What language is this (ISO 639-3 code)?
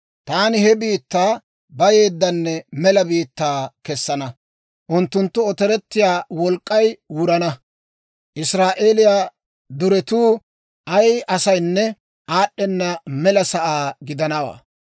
dwr